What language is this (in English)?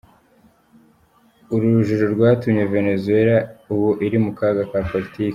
Kinyarwanda